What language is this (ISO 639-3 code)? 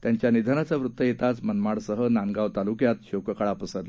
mar